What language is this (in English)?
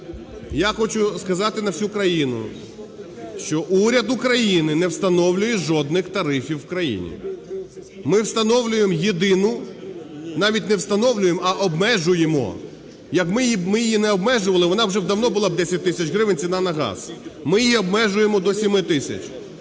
Ukrainian